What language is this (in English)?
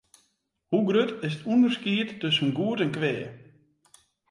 Western Frisian